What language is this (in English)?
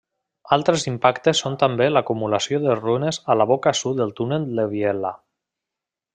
Catalan